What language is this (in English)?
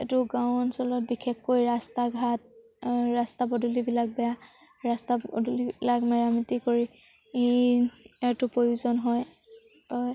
Assamese